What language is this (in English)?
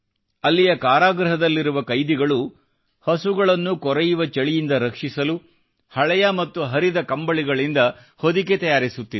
Kannada